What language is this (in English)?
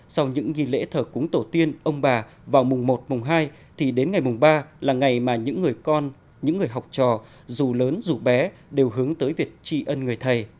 Vietnamese